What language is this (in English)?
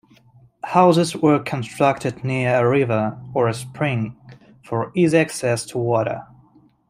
English